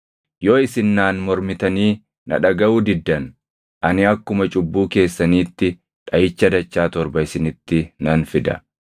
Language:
Oromo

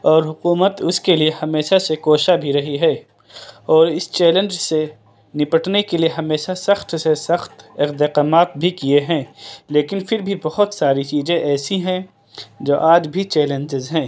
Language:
Urdu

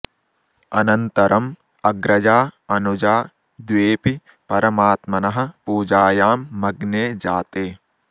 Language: Sanskrit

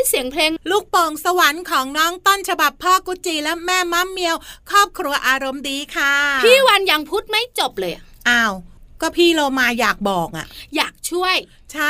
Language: Thai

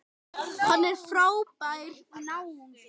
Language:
Icelandic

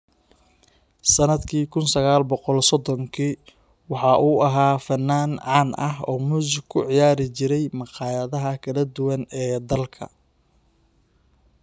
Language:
Somali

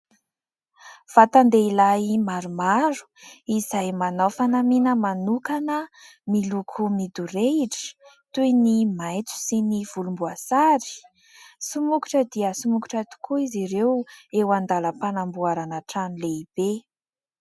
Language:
Malagasy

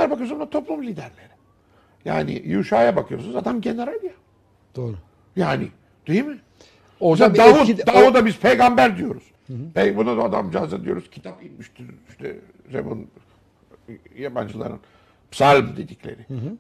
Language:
Turkish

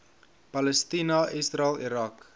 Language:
Afrikaans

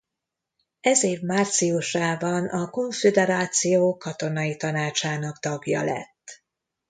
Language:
Hungarian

